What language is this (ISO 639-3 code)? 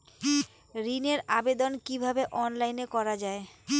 ben